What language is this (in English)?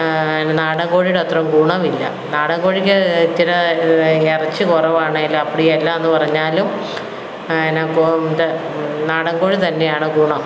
Malayalam